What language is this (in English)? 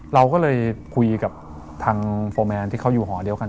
Thai